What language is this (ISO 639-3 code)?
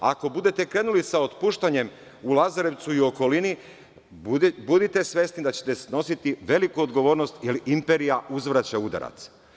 srp